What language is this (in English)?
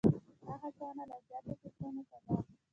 Pashto